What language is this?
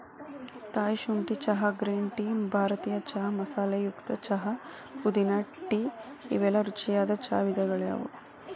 Kannada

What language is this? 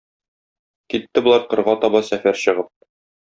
Tatar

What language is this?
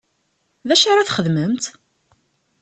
Kabyle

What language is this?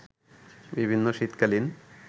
Bangla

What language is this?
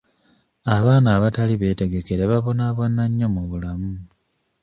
Ganda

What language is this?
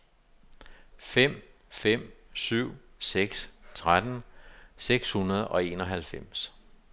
Danish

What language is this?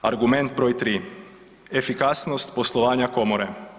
Croatian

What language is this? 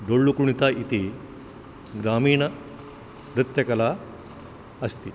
Sanskrit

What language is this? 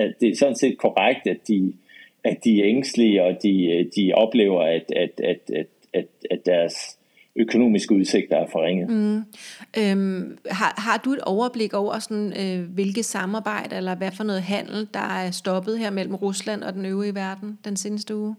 Danish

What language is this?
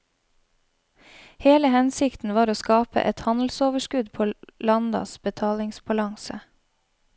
Norwegian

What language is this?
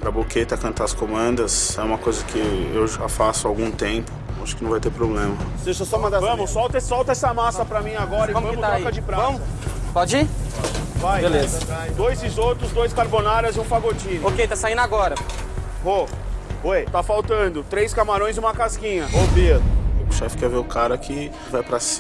Portuguese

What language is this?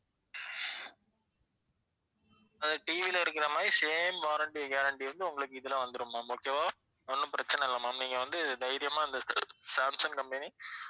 Tamil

